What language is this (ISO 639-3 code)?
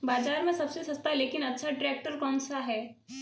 hin